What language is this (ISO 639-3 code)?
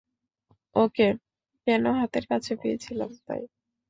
ben